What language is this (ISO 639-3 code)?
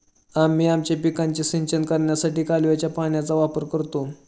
mar